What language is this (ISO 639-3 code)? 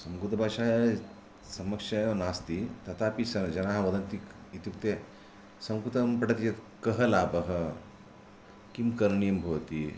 san